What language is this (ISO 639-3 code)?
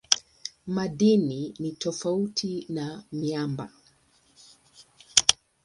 swa